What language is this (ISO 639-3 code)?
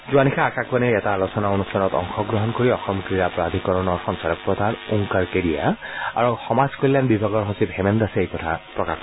asm